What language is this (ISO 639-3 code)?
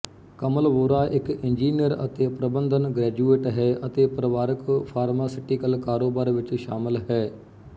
pan